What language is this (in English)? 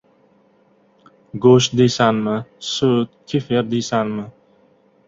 Uzbek